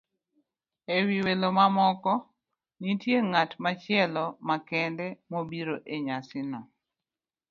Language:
Luo (Kenya and Tanzania)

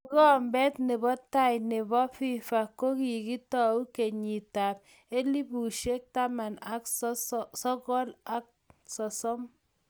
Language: Kalenjin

